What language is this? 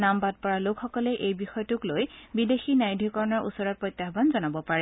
Assamese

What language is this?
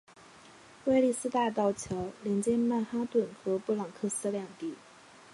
Chinese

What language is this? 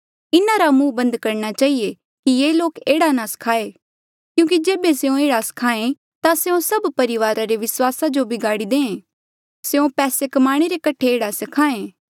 Mandeali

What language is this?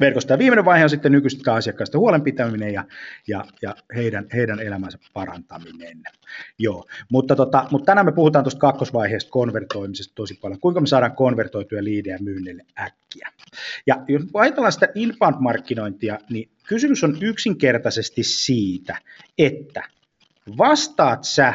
Finnish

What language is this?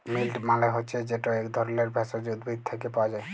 Bangla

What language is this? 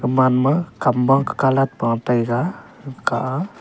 Wancho Naga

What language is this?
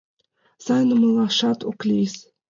Mari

